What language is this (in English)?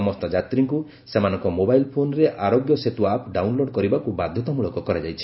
Odia